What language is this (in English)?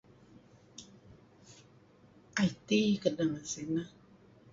Kelabit